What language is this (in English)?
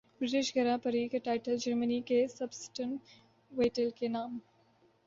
Urdu